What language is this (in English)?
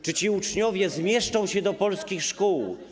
Polish